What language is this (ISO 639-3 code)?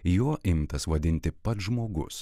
lit